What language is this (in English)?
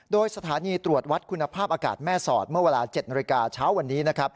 Thai